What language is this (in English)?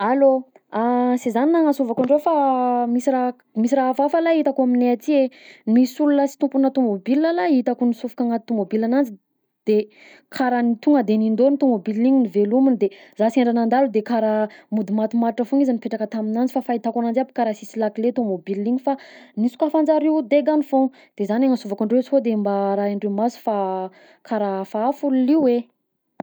Southern Betsimisaraka Malagasy